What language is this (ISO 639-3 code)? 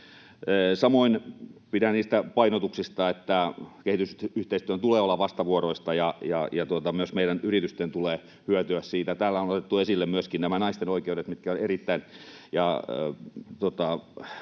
fin